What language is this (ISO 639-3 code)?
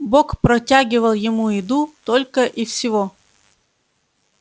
rus